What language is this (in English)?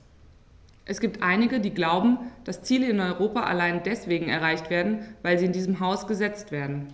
German